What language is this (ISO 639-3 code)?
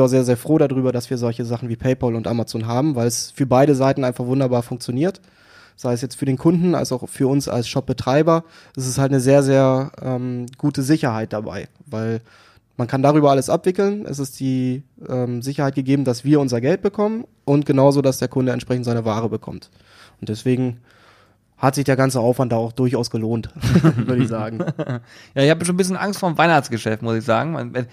deu